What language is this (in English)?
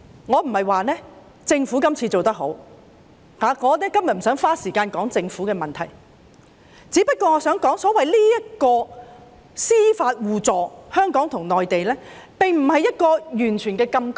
Cantonese